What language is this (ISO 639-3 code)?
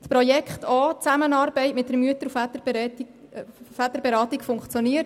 gsw